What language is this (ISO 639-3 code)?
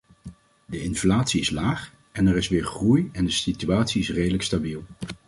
nld